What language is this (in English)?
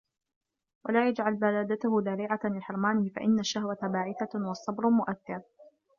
Arabic